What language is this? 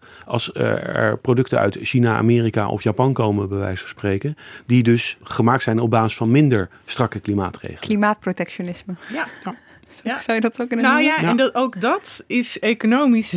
Dutch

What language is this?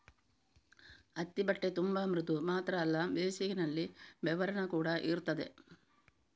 Kannada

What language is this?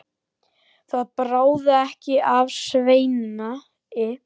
Icelandic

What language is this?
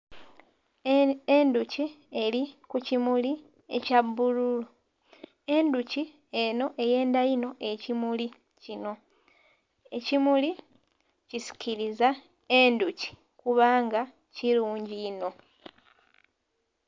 Soga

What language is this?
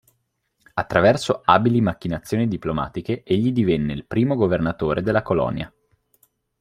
Italian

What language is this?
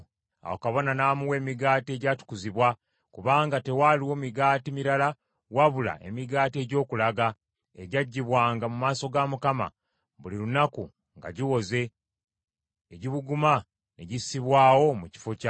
Ganda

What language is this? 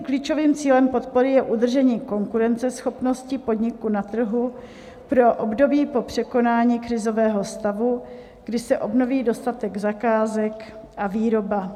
Czech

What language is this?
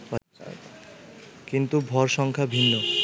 Bangla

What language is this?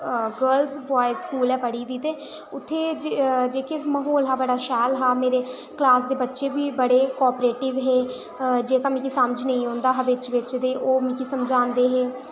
Dogri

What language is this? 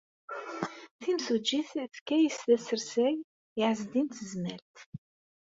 Kabyle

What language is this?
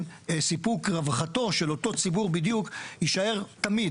Hebrew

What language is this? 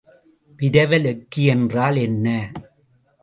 Tamil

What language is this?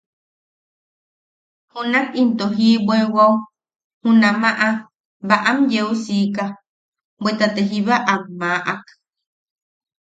Yaqui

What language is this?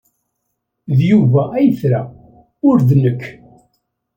Kabyle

